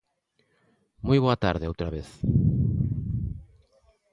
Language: Galician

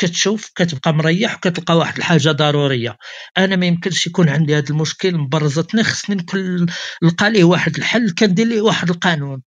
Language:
Arabic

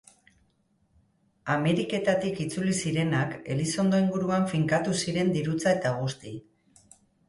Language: Basque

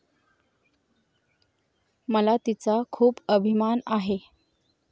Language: Marathi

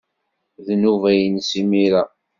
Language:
Kabyle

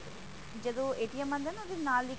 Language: Punjabi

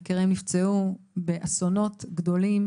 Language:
Hebrew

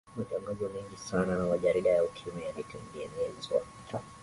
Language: Swahili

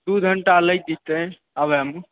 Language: Maithili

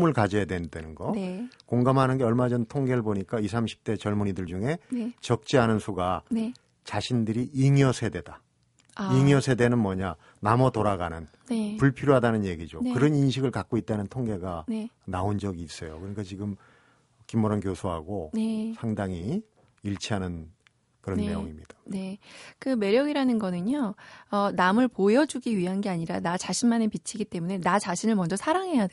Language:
Korean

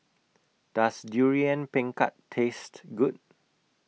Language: English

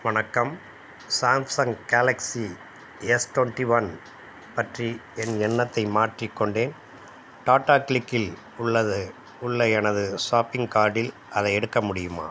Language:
Tamil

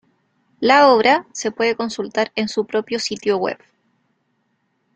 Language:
Spanish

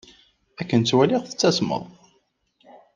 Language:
Kabyle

